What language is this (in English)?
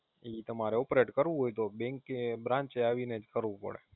Gujarati